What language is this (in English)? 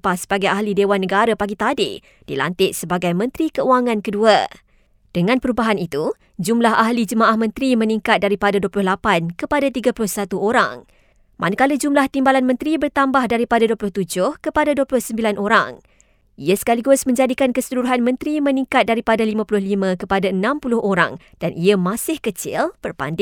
Malay